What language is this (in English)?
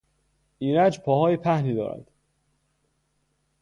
Persian